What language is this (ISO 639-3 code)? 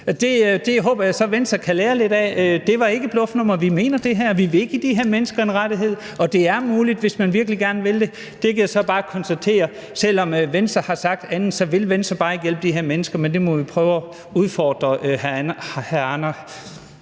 dan